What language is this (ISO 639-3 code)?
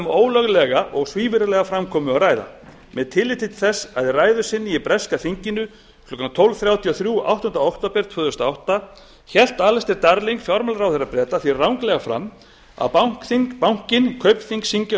isl